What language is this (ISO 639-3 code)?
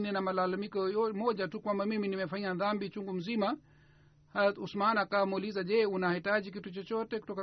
swa